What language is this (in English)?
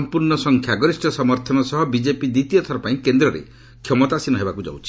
Odia